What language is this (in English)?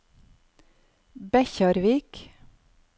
Norwegian